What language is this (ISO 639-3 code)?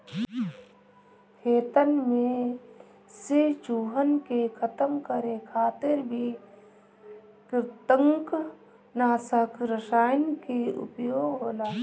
bho